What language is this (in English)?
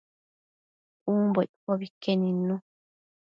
Matsés